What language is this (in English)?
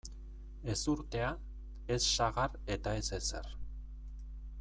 Basque